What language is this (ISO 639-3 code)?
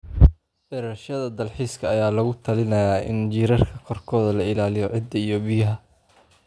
som